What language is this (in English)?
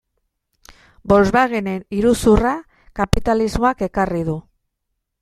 Basque